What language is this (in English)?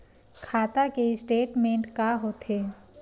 Chhattisgarhi